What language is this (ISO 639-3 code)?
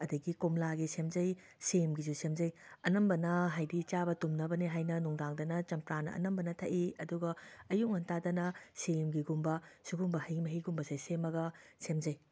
mni